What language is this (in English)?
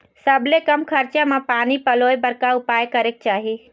Chhattisgarhi